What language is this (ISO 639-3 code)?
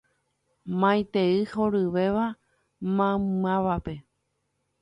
grn